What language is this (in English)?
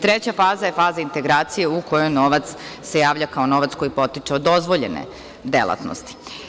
Serbian